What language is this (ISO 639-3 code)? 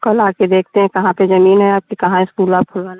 hin